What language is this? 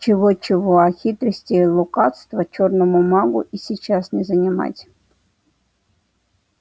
Russian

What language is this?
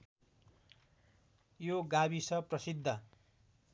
Nepali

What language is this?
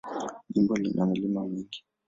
Swahili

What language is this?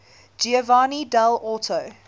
English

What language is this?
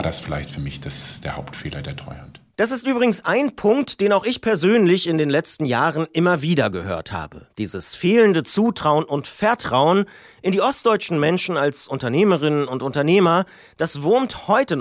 German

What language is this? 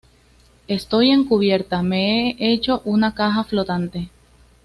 Spanish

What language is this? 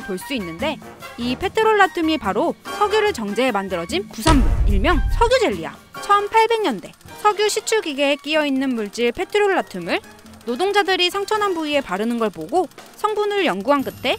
Korean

